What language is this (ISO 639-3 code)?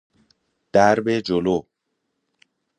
fas